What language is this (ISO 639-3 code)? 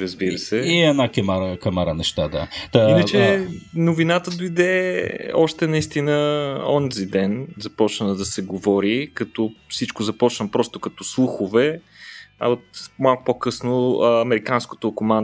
bul